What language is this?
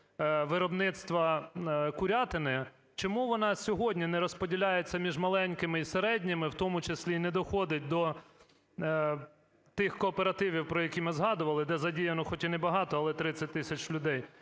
Ukrainian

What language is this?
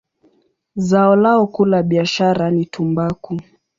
Swahili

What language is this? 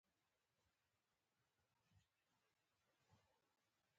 Pashto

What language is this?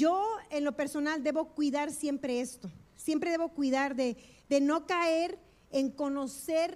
Spanish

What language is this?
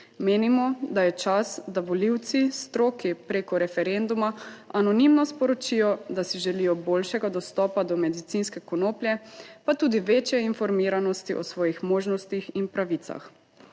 Slovenian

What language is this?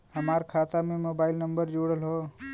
Bhojpuri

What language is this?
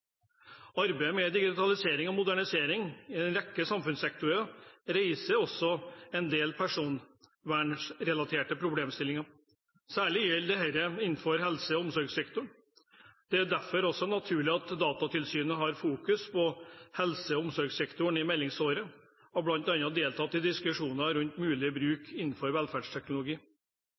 Norwegian Bokmål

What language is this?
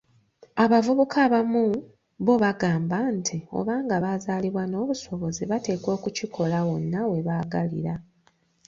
Ganda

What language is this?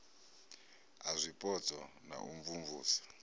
Venda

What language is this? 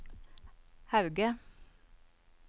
Norwegian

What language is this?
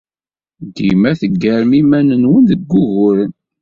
Kabyle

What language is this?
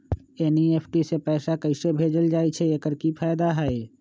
Magahi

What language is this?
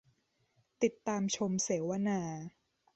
Thai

